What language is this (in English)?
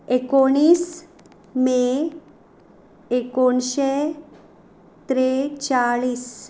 Konkani